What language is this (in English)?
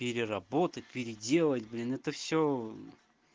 Russian